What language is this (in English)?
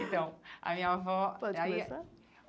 Portuguese